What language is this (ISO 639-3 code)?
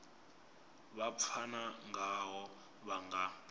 ven